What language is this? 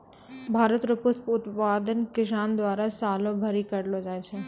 Maithili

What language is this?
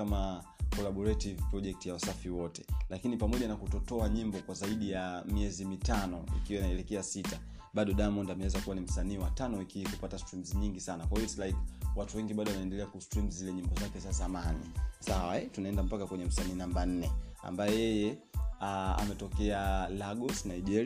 Swahili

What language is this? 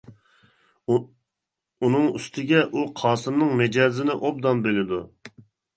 Uyghur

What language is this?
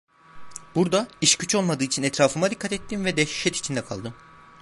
Turkish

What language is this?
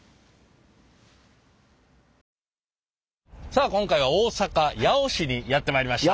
Japanese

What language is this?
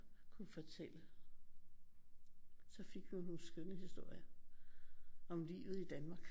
Danish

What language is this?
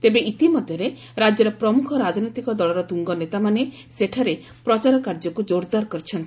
Odia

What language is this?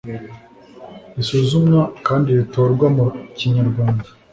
Kinyarwanda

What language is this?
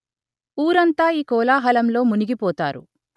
Telugu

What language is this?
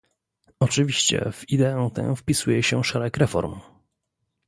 Polish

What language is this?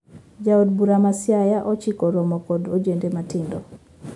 Luo (Kenya and Tanzania)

